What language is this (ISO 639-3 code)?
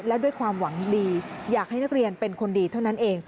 tha